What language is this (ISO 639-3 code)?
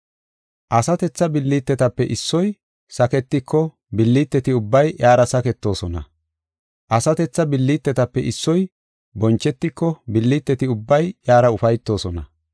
gof